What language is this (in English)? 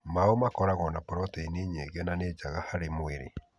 Kikuyu